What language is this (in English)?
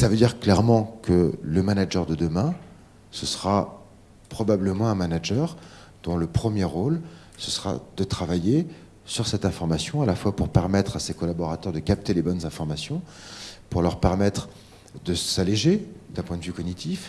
French